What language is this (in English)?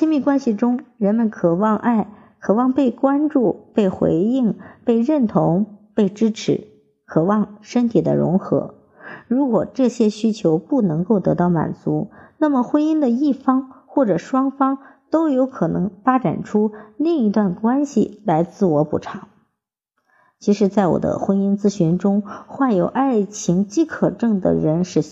Chinese